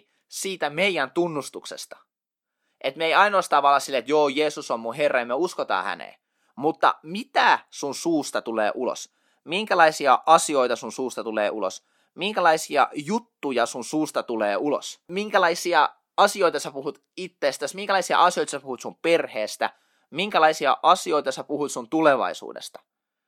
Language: Finnish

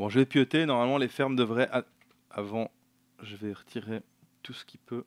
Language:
French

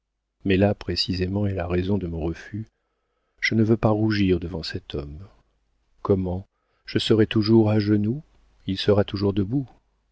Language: French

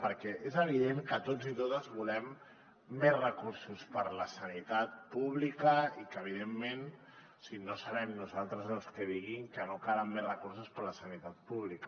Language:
Catalan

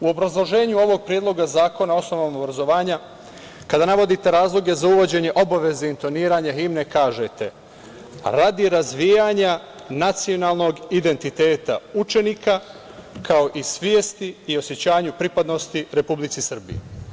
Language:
Serbian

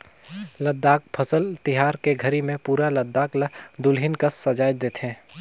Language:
Chhattisgarhi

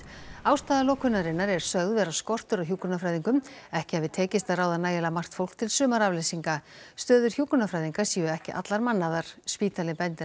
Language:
Icelandic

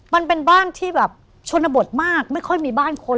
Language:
Thai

